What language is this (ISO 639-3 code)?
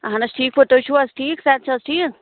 kas